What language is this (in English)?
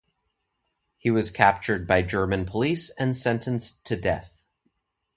English